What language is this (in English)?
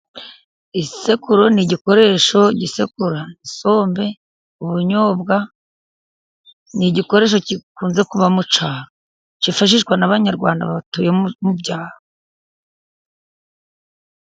Kinyarwanda